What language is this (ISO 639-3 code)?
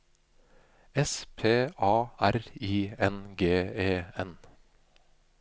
nor